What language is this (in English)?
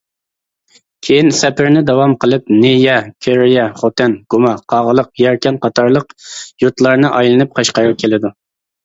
Uyghur